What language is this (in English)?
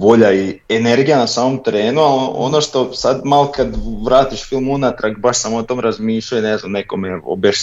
Croatian